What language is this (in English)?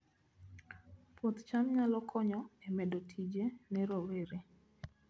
Luo (Kenya and Tanzania)